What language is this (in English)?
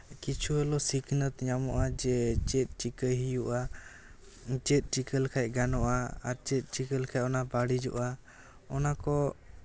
Santali